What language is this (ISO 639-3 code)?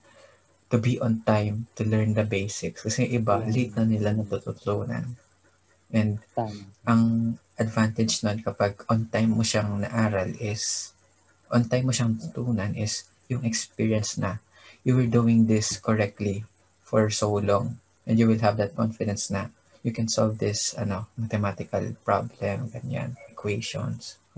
fil